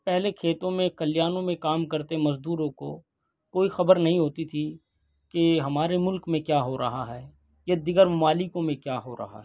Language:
Urdu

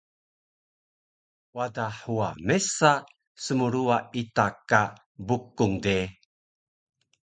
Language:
Taroko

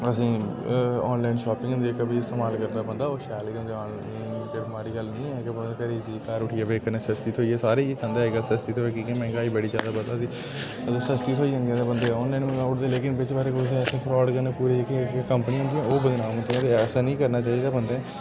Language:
Dogri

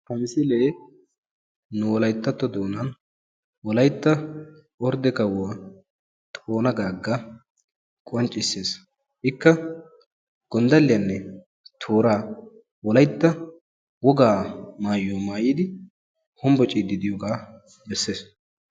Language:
Wolaytta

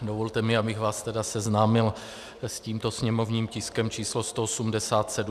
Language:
Czech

